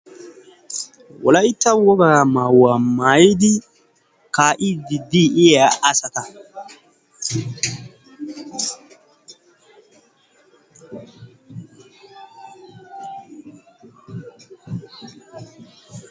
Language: Wolaytta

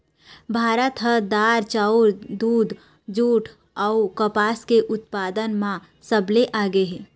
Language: Chhattisgarhi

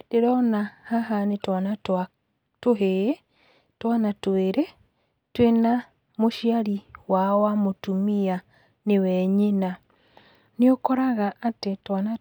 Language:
Kikuyu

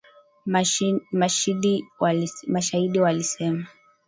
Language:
Swahili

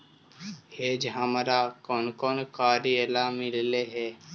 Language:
Magahi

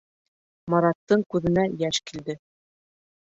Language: Bashkir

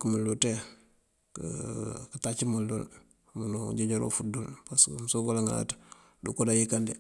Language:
Mandjak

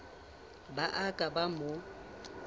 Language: Southern Sotho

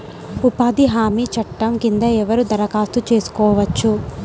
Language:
Telugu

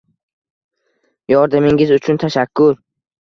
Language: Uzbek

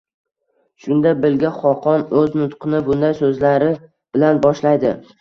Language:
Uzbek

